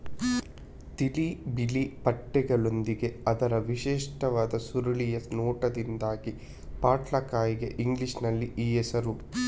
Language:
Kannada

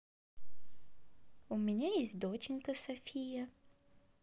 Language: Russian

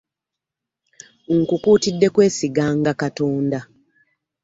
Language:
Ganda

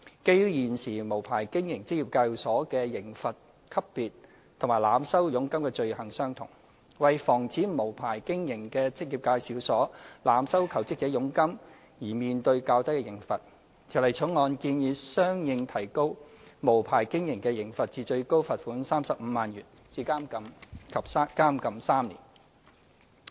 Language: Cantonese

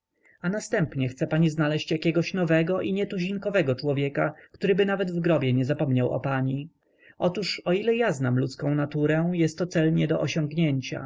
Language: Polish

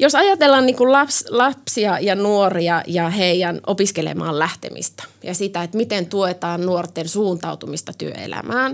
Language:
Finnish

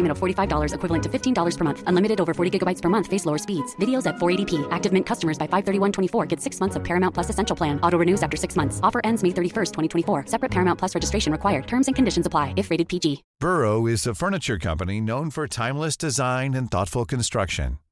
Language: Swedish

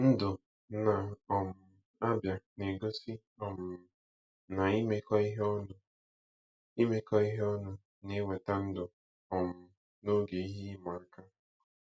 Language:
Igbo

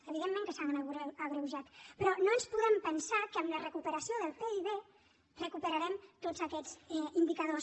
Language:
Catalan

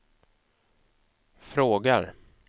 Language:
Swedish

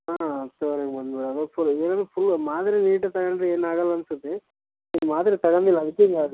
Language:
Kannada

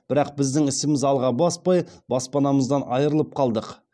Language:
Kazakh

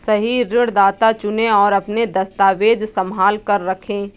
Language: Hindi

